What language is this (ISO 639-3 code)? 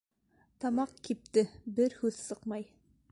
bak